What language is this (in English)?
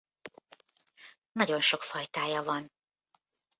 Hungarian